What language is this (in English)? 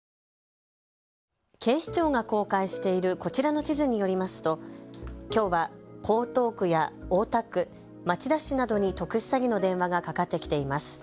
Japanese